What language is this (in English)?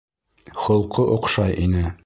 Bashkir